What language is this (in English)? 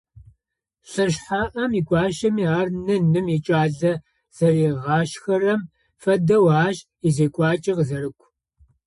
Adyghe